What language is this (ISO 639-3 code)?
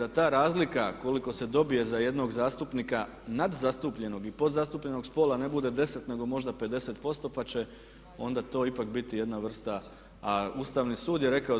hrv